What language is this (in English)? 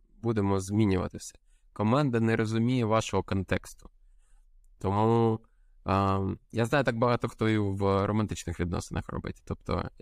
Ukrainian